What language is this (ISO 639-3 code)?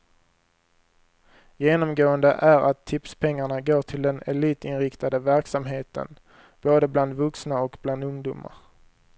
swe